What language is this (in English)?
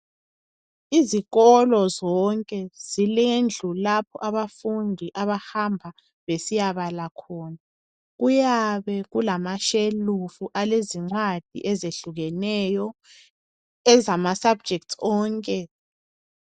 North Ndebele